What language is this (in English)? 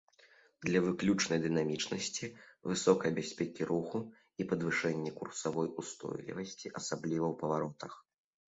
Belarusian